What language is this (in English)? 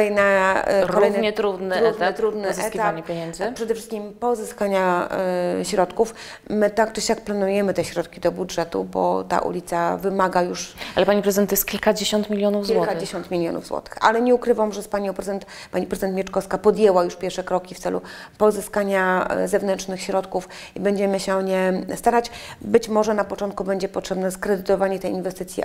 Polish